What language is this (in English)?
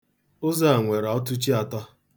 Igbo